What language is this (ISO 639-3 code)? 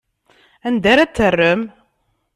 kab